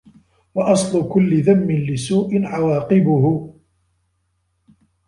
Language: Arabic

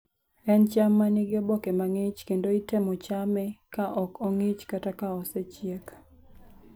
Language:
Luo (Kenya and Tanzania)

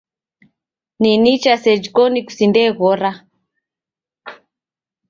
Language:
Taita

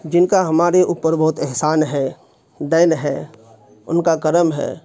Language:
Urdu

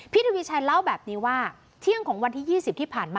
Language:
Thai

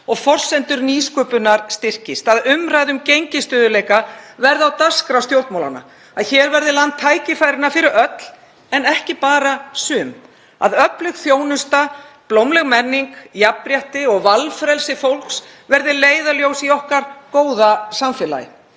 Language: Icelandic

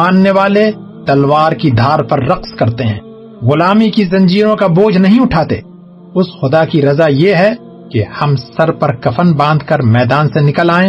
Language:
Urdu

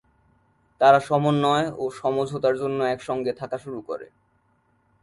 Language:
Bangla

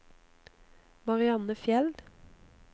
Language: Norwegian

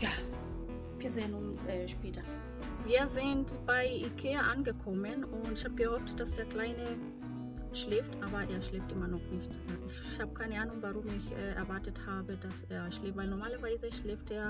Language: German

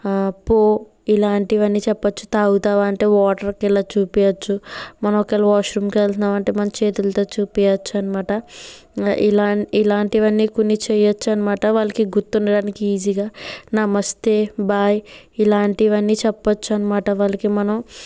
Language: Telugu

